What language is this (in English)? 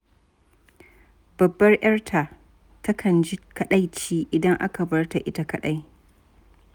Hausa